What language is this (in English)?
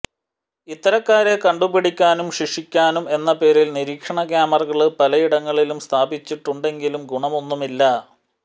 Malayalam